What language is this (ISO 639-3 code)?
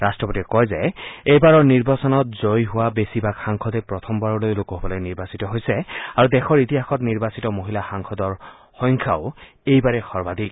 asm